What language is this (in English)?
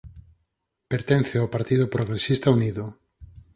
Galician